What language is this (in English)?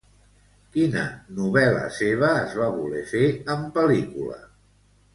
Catalan